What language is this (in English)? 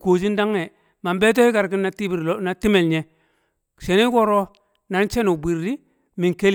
Kamo